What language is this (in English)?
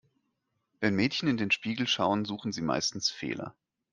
German